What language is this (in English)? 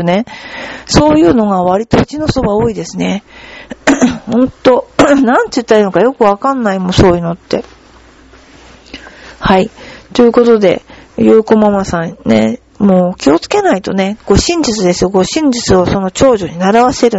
Japanese